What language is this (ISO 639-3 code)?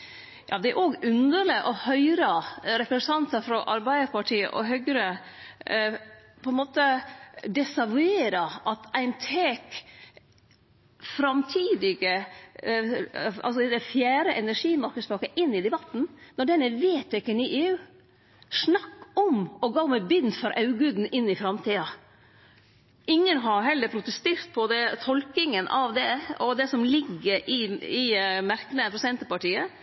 nno